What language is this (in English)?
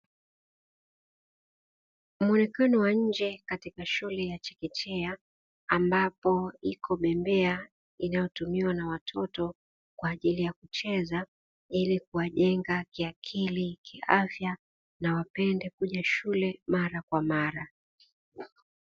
Swahili